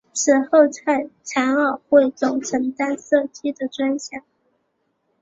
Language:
Chinese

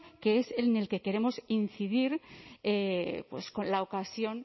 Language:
Spanish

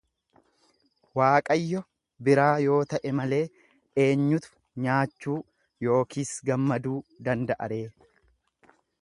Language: Oromo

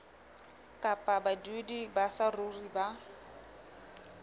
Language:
Southern Sotho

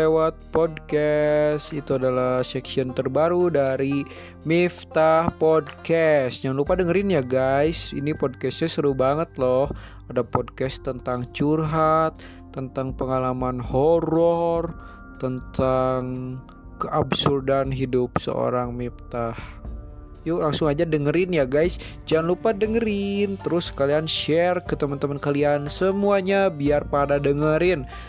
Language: Indonesian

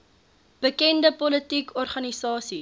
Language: Afrikaans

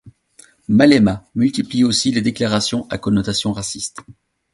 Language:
French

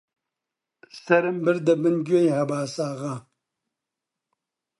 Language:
Central Kurdish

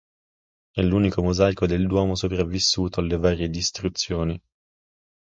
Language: Italian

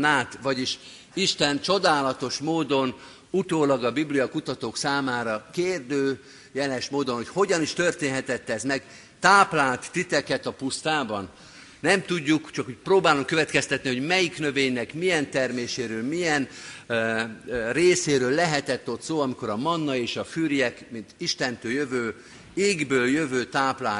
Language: Hungarian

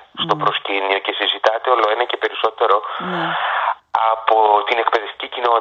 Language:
Greek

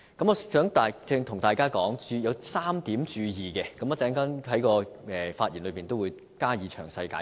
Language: Cantonese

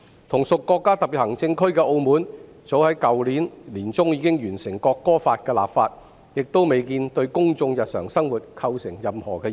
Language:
Cantonese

